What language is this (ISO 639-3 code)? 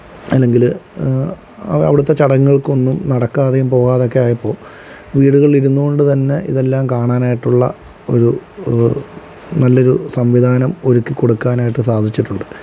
mal